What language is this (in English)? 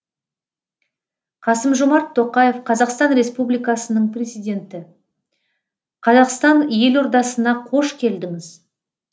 Kazakh